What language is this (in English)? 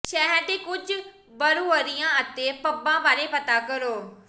Punjabi